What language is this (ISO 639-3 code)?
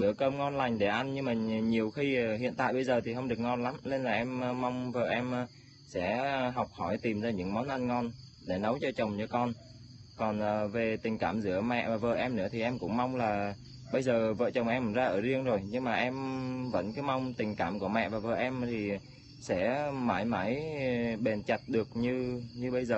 vie